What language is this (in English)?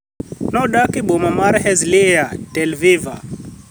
Luo (Kenya and Tanzania)